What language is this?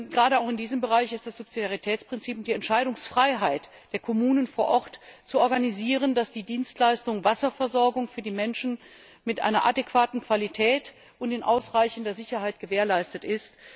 German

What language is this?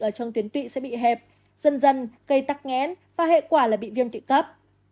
Vietnamese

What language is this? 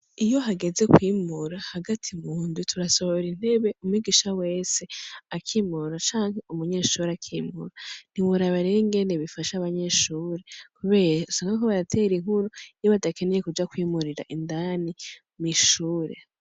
Rundi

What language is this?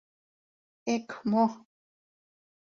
Mari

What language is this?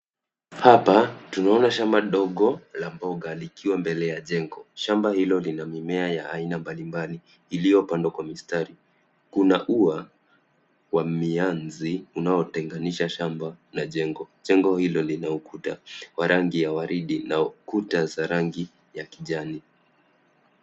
Swahili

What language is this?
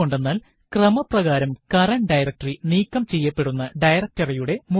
Malayalam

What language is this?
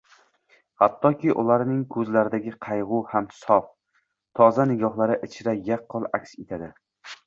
Uzbek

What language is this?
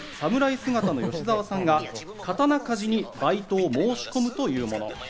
Japanese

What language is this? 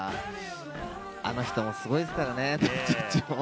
Japanese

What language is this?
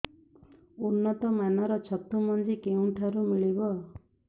Odia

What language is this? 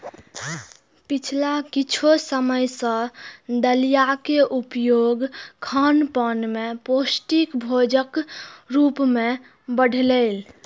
Maithili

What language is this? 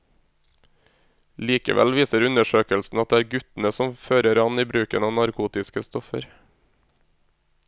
Norwegian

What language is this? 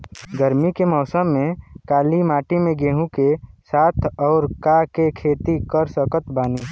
Bhojpuri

